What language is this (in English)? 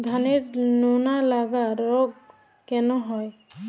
Bangla